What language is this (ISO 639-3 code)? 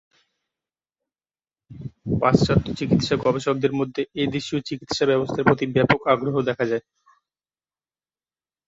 ben